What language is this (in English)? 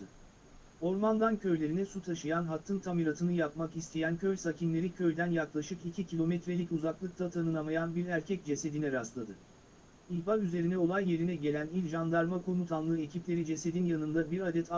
Turkish